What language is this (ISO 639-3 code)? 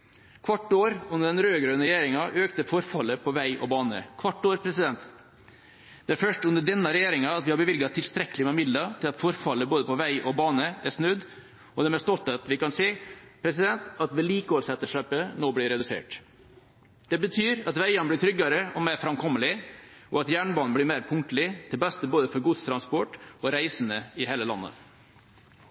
nob